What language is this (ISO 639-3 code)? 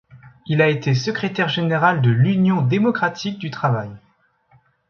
fra